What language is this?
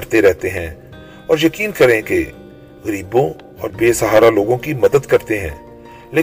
Urdu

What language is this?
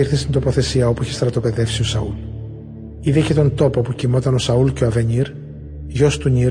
Greek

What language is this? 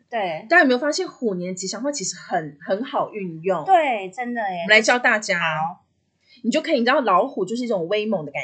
Chinese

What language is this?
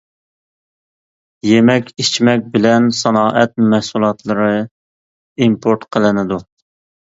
Uyghur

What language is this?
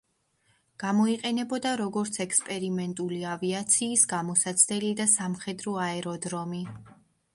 Georgian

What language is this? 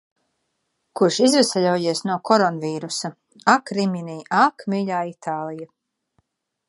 Latvian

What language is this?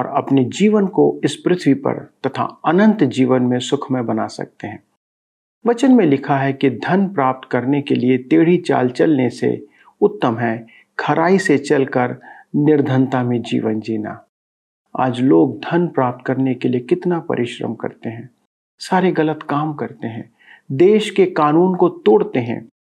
Hindi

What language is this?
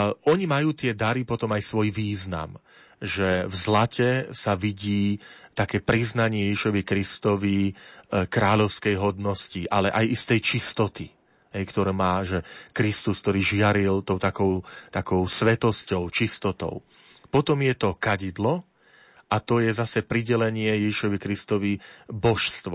Slovak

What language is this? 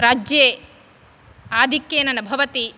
Sanskrit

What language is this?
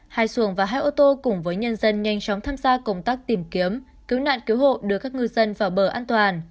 Vietnamese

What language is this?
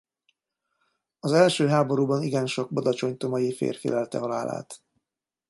Hungarian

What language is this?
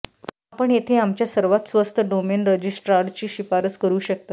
Marathi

